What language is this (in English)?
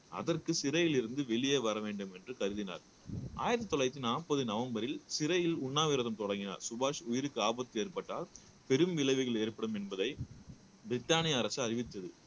Tamil